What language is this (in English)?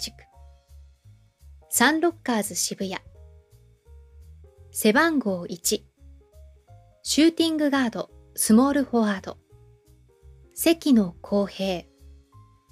Japanese